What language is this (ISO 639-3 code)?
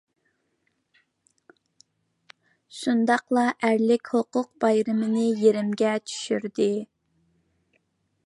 uig